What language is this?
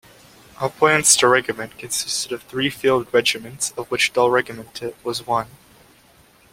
English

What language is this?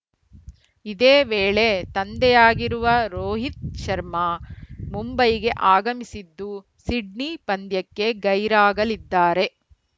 Kannada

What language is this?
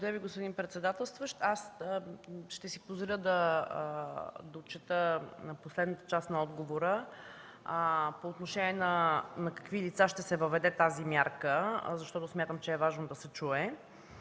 Bulgarian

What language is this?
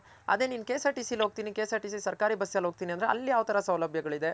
Kannada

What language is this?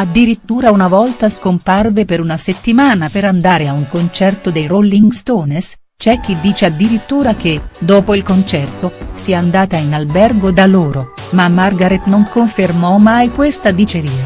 Italian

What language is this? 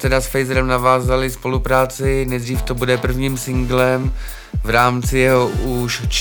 Czech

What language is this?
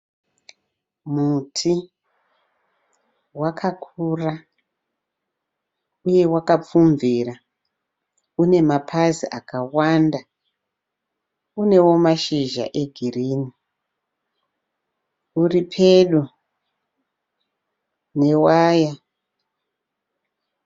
Shona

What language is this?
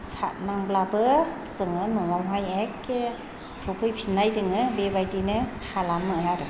Bodo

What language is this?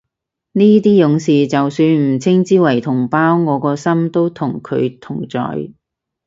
Cantonese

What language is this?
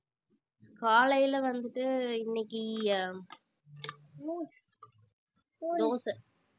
Tamil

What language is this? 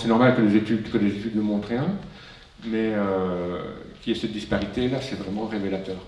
French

